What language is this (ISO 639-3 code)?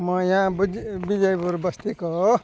nep